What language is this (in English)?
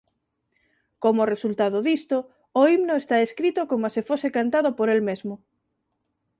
Galician